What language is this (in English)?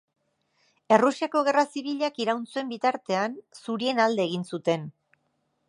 Basque